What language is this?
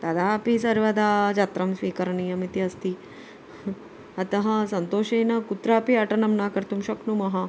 Sanskrit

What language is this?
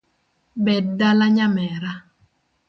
Luo (Kenya and Tanzania)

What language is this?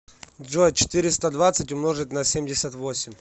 Russian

